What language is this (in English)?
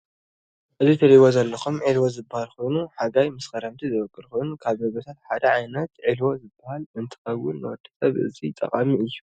Tigrinya